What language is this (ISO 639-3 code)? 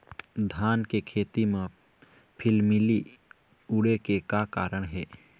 hne